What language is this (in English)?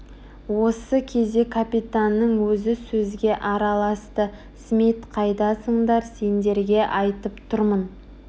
Kazakh